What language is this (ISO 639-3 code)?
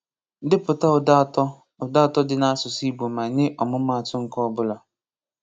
ibo